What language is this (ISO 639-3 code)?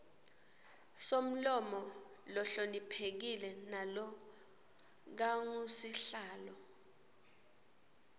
ssw